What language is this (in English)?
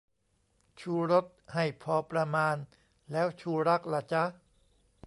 Thai